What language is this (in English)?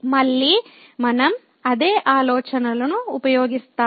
Telugu